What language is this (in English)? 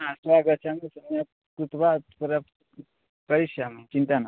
Sanskrit